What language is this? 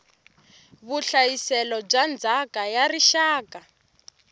Tsonga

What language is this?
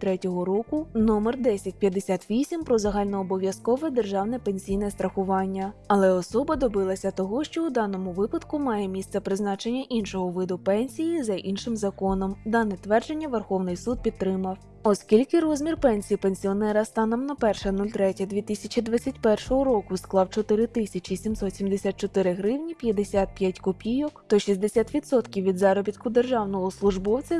Ukrainian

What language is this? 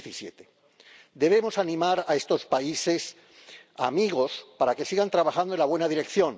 Spanish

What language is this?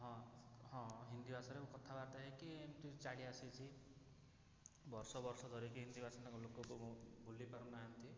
Odia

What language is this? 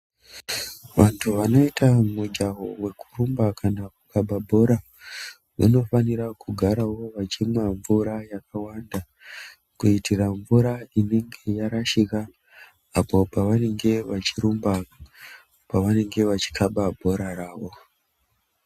Ndau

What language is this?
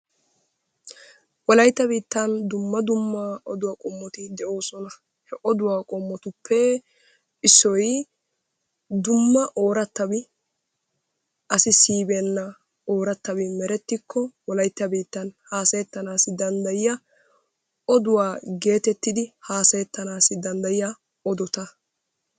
Wolaytta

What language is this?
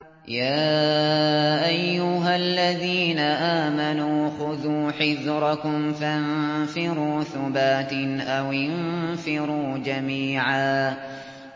Arabic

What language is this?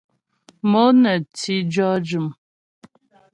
Ghomala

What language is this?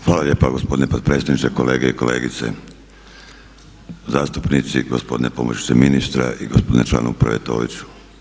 Croatian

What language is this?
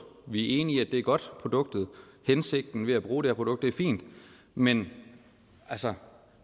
Danish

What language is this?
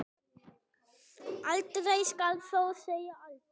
Icelandic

